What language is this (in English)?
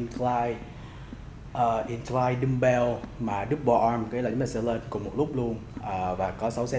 Vietnamese